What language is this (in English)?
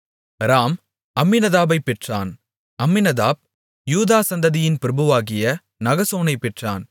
Tamil